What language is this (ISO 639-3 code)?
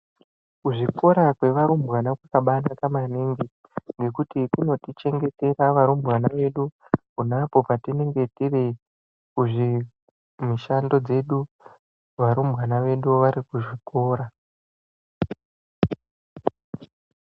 ndc